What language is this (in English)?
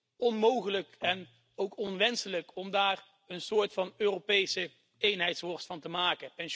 Dutch